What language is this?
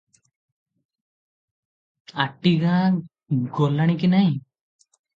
Odia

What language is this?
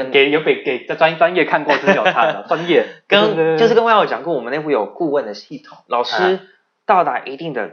Chinese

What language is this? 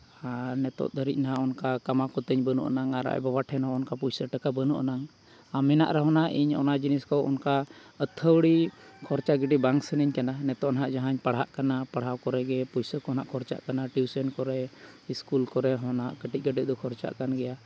Santali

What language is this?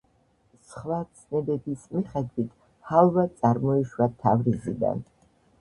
Georgian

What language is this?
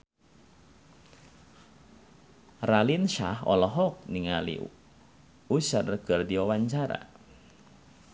Sundanese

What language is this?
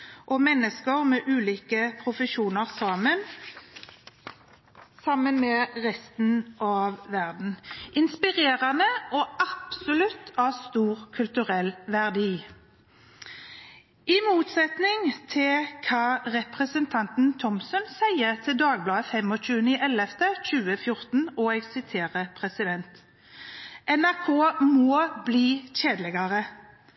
Norwegian Bokmål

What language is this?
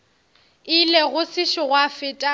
Northern Sotho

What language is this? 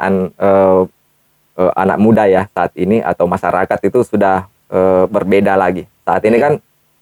Indonesian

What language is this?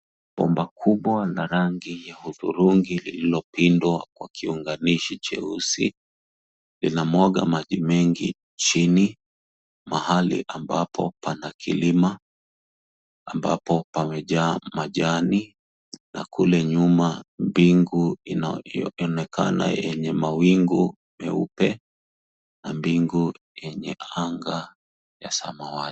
Swahili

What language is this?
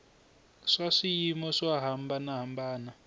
Tsonga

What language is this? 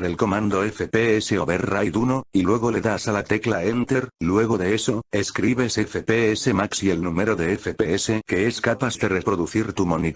Spanish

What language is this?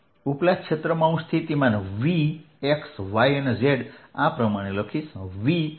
Gujarati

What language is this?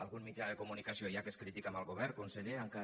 Catalan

